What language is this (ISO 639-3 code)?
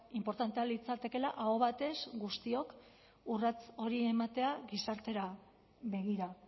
eus